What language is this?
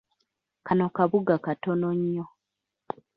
Ganda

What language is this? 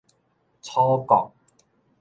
Min Nan Chinese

